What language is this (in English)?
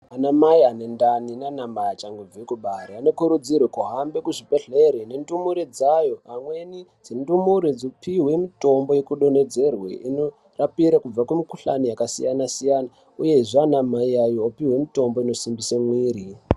Ndau